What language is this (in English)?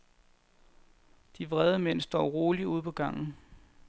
Danish